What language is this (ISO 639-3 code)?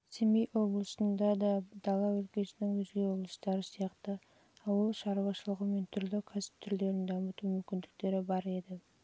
kaz